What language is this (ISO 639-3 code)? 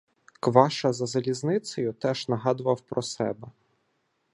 ukr